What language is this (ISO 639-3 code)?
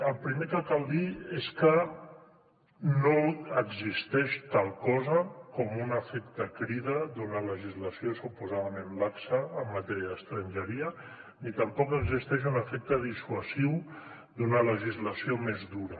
cat